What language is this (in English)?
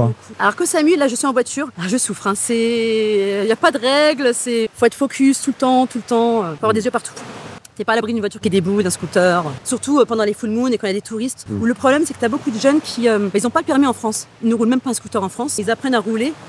French